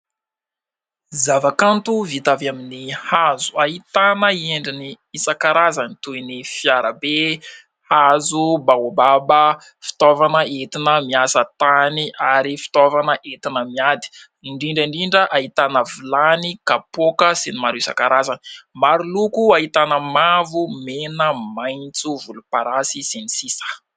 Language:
Malagasy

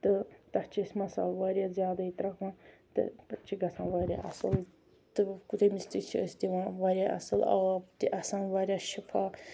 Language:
Kashmiri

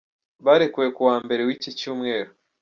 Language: Kinyarwanda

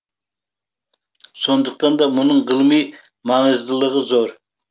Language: Kazakh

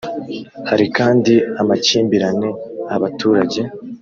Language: Kinyarwanda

